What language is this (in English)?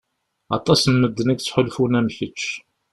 Kabyle